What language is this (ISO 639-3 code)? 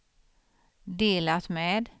swe